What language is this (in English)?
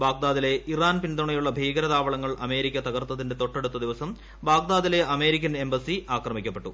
Malayalam